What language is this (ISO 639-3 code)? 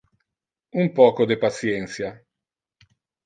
ina